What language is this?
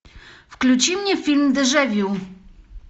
Russian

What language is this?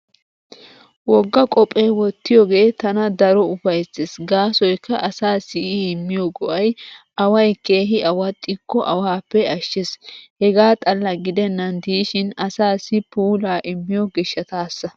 Wolaytta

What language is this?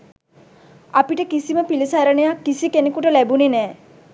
Sinhala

